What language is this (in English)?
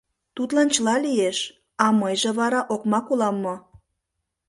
Mari